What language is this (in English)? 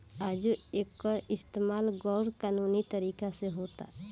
Bhojpuri